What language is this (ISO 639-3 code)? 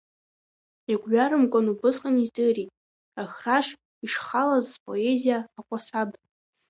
abk